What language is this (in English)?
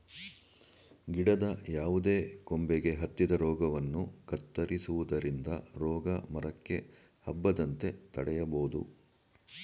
Kannada